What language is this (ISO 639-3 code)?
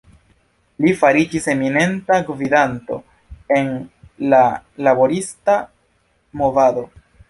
epo